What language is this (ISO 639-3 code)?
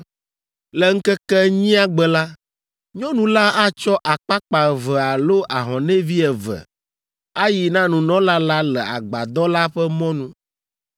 ewe